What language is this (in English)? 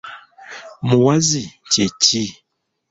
Ganda